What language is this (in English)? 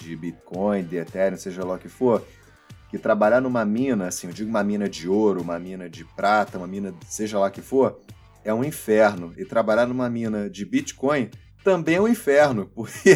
Portuguese